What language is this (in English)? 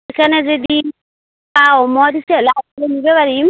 Assamese